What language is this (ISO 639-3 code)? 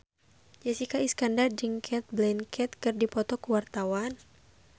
sun